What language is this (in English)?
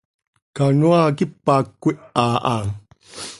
Seri